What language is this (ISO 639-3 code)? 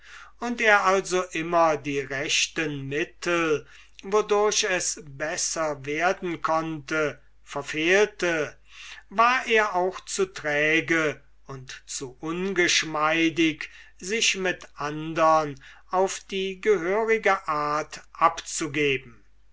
deu